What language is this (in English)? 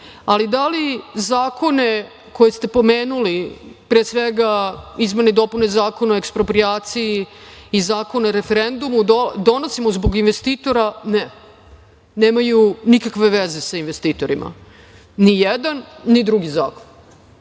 Serbian